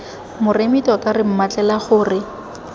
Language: Tswana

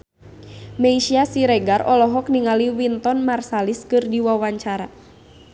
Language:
Sundanese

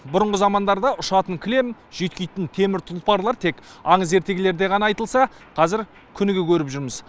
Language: Kazakh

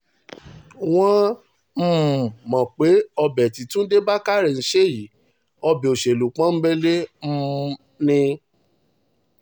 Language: Yoruba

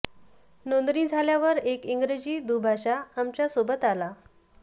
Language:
Marathi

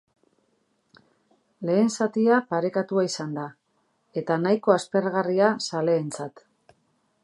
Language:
Basque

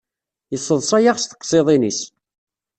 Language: Kabyle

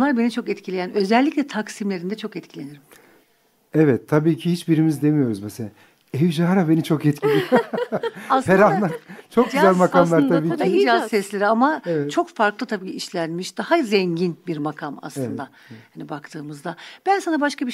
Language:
Turkish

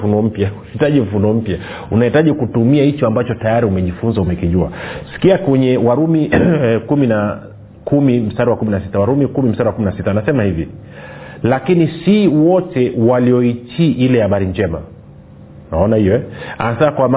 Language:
Swahili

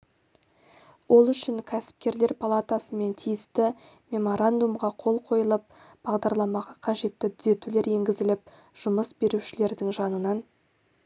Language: Kazakh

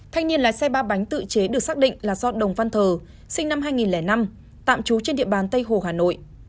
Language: Vietnamese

